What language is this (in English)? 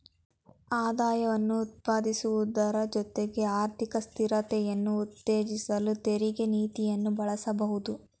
Kannada